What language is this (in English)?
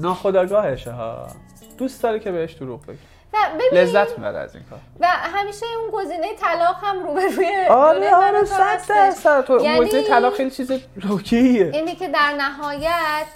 Persian